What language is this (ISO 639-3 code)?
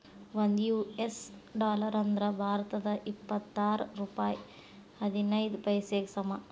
kan